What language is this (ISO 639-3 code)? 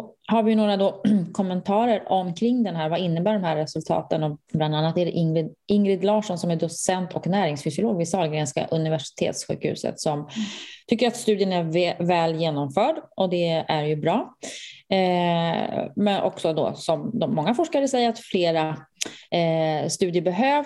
swe